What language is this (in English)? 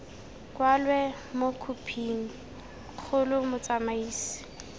Tswana